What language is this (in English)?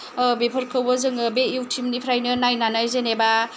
Bodo